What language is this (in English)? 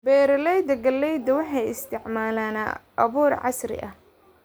Somali